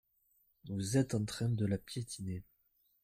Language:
French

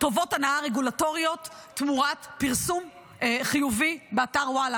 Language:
Hebrew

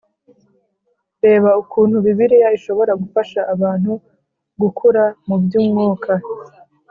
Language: Kinyarwanda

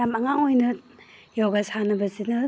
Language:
Manipuri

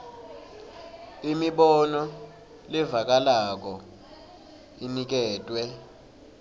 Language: Swati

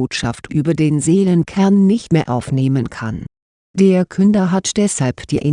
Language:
German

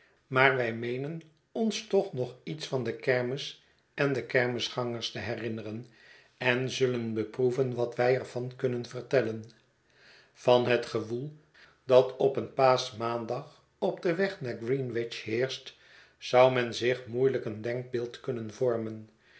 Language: Dutch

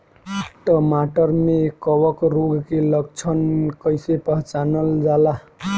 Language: Bhojpuri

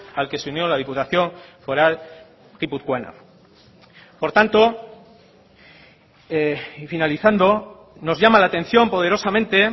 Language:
Spanish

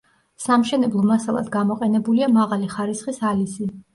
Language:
Georgian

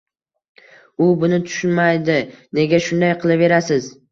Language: Uzbek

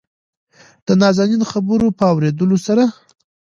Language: Pashto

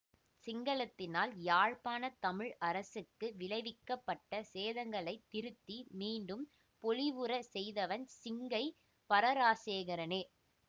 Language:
Tamil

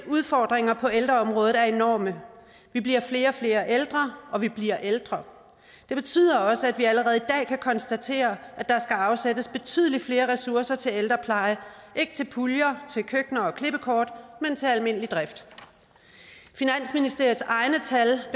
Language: Danish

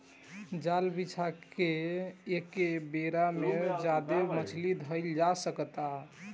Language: Bhojpuri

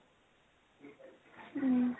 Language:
Assamese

